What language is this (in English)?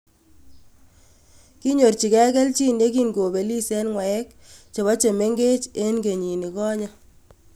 Kalenjin